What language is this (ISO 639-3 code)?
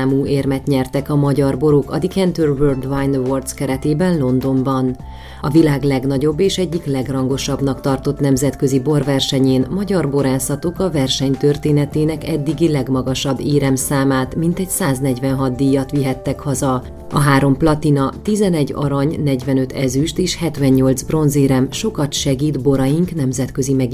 hun